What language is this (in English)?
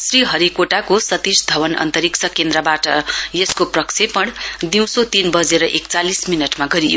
Nepali